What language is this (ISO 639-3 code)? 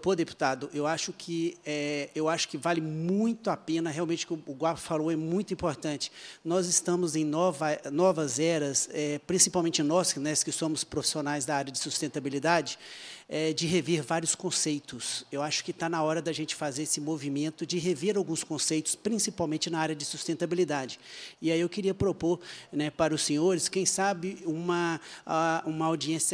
por